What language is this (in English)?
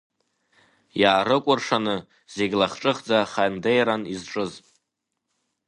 Abkhazian